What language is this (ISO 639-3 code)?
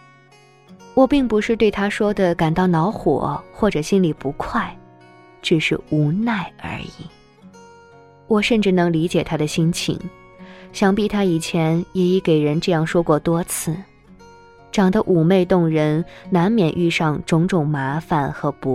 zho